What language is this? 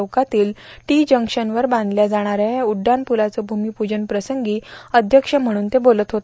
Marathi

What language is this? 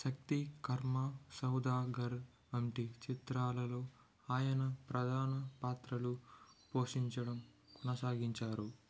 Telugu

